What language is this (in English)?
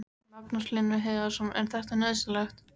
Icelandic